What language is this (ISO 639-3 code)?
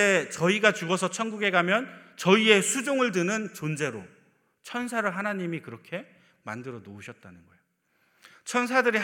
kor